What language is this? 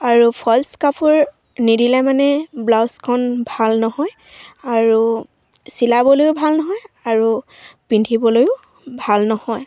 Assamese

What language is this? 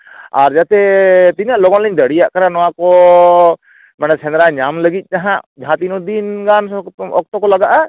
Santali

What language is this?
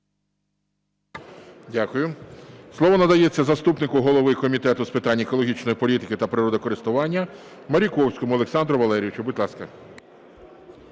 Ukrainian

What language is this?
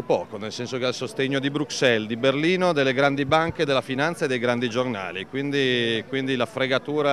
Italian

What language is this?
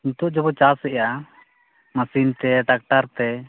Santali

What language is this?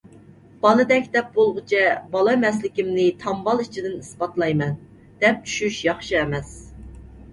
Uyghur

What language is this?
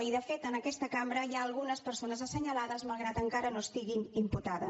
Catalan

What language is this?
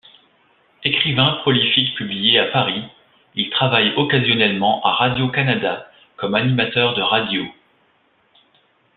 French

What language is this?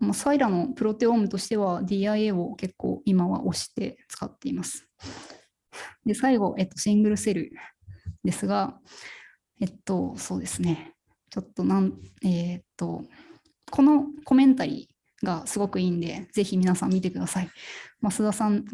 Japanese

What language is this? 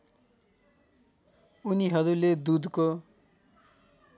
Nepali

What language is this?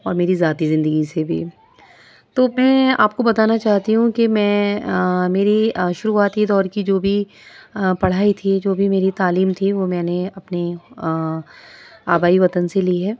Urdu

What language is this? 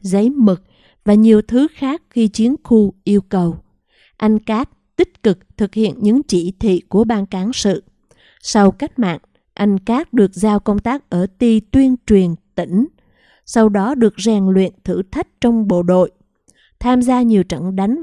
Vietnamese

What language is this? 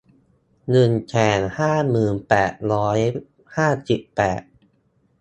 Thai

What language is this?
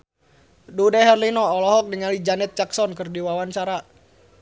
Sundanese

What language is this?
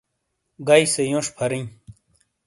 Shina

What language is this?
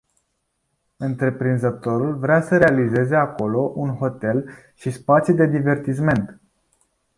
Romanian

